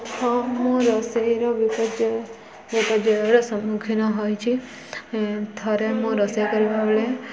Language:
Odia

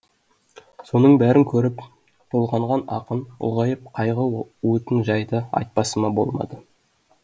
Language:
Kazakh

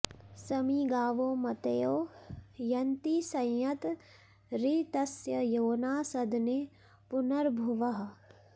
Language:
Sanskrit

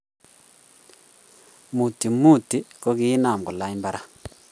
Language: Kalenjin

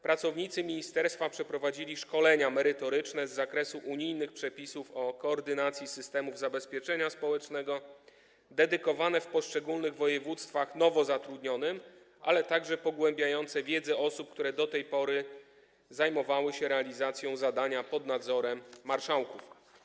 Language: Polish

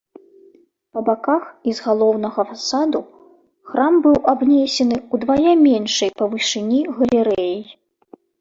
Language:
Belarusian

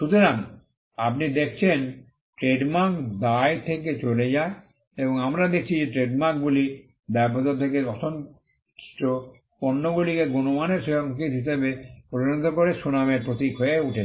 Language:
Bangla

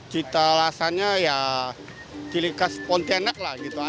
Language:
Indonesian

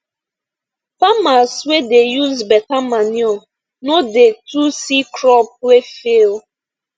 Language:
Nigerian Pidgin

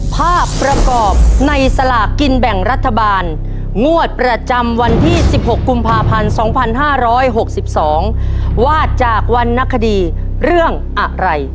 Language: Thai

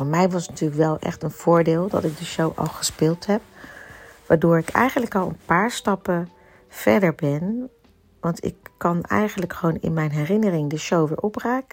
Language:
Dutch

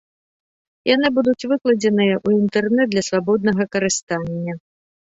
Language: Belarusian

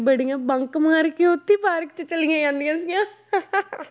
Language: Punjabi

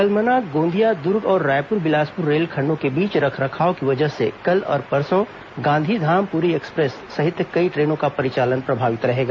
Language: Hindi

